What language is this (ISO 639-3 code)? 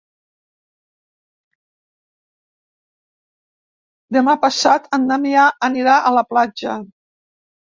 cat